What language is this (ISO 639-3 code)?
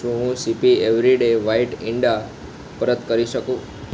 guj